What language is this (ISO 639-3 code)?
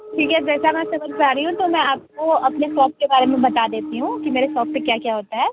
hin